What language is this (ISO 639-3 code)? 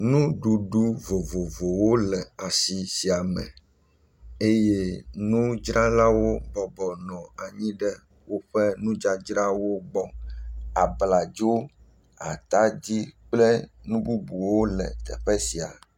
ewe